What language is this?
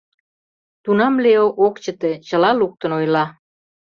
Mari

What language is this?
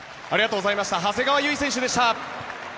Japanese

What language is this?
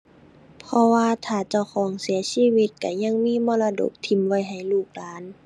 Thai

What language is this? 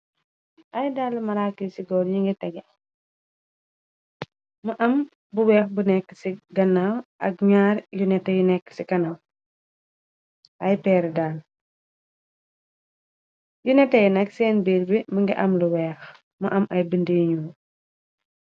Wolof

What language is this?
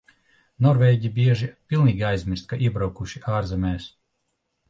Latvian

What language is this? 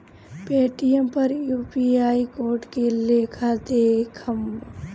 Bhojpuri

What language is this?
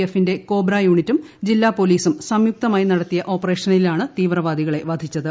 Malayalam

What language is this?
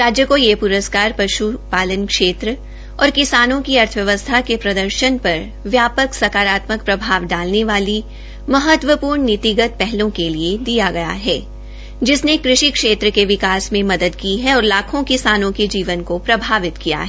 Hindi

